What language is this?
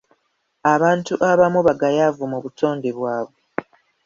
Ganda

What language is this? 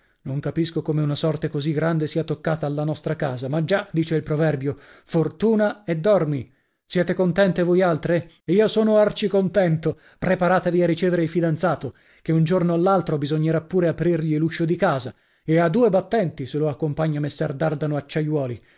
Italian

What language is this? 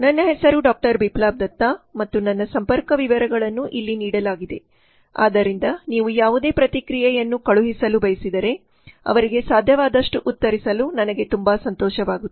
Kannada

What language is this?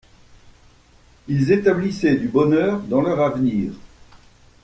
French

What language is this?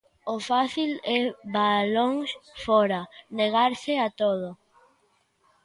Galician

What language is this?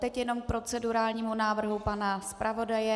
Czech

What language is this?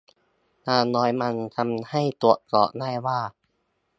Thai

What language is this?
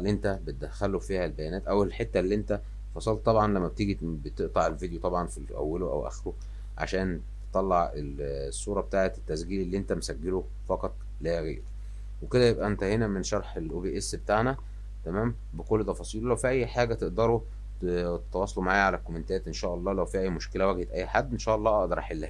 Arabic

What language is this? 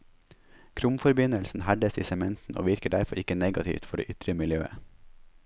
Norwegian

